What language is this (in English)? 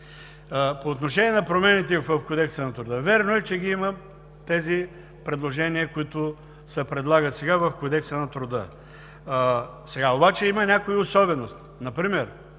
Bulgarian